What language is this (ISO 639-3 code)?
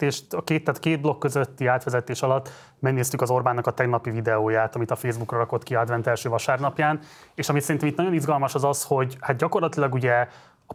hun